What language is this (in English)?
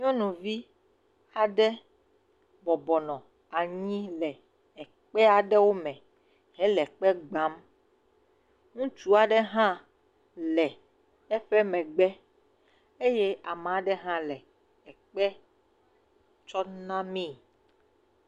Ewe